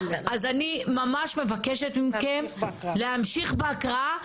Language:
Hebrew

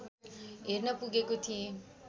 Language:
Nepali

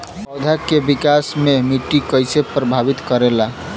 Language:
Bhojpuri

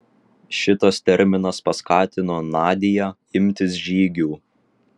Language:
Lithuanian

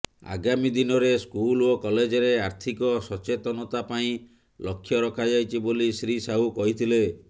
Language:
Odia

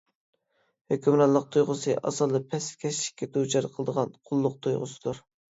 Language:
Uyghur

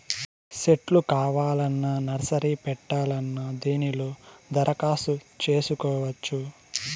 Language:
Telugu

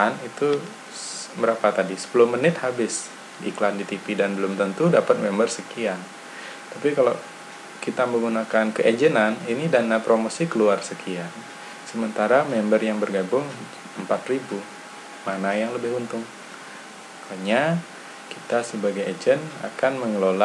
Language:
Indonesian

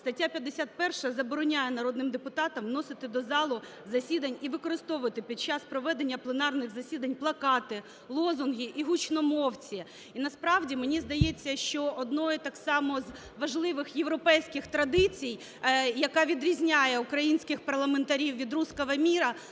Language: Ukrainian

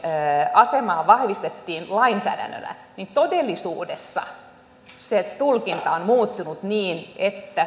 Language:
Finnish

